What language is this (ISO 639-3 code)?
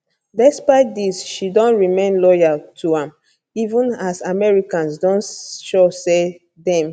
pcm